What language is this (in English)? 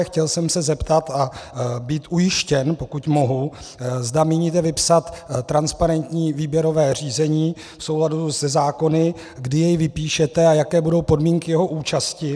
Czech